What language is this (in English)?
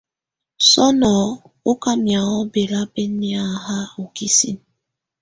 Tunen